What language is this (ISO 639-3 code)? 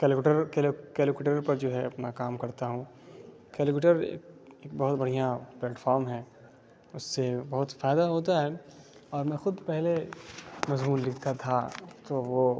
urd